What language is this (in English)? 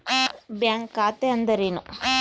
Kannada